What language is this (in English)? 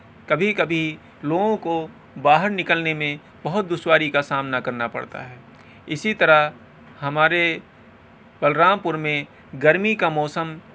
Urdu